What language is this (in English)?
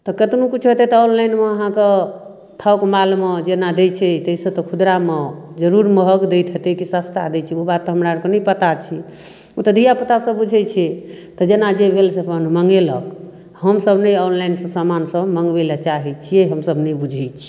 Maithili